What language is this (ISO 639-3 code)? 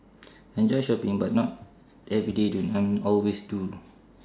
eng